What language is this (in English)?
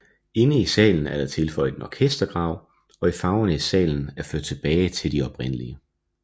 Danish